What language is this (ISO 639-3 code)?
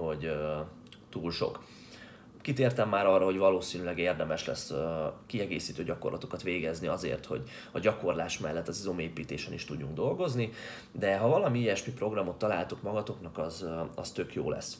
hun